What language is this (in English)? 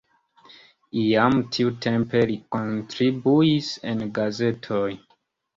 Esperanto